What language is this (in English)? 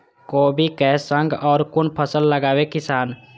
Maithili